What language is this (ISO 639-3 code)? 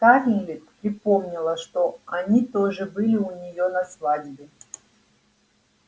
rus